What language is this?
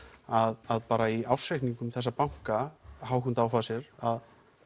Icelandic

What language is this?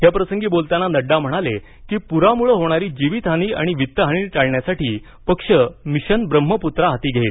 Marathi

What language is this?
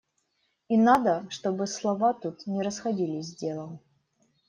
Russian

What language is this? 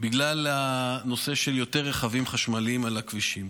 Hebrew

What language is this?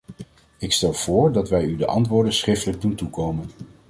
Dutch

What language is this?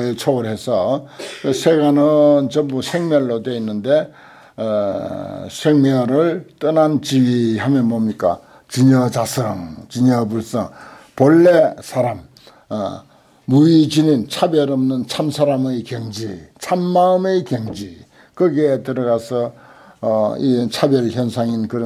Korean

